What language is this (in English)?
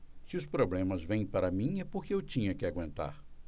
Portuguese